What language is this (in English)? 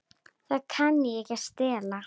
Icelandic